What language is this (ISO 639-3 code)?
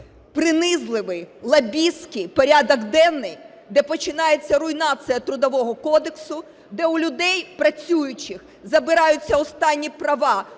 ukr